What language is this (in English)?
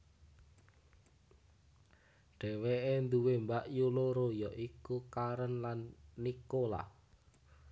Javanese